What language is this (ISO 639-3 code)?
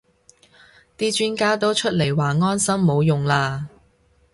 yue